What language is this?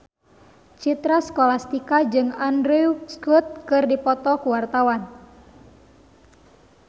Sundanese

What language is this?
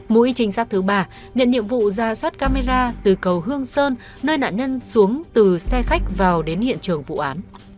Vietnamese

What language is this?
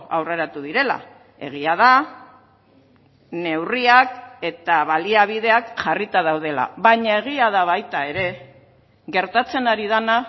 Basque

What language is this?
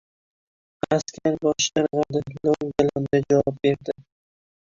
Uzbek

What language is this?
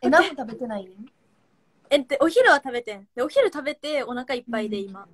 Japanese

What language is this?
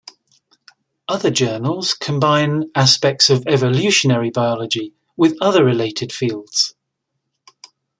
English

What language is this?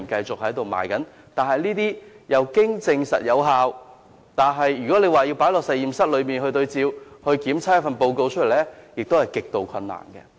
Cantonese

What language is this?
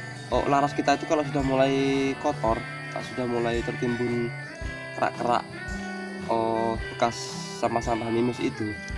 Indonesian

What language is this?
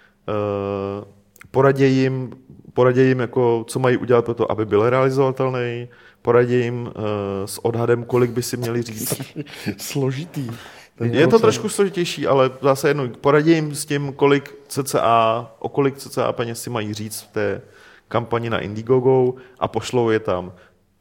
Czech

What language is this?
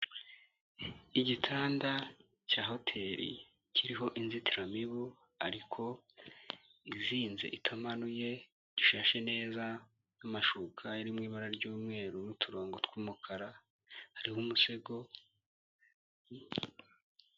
Kinyarwanda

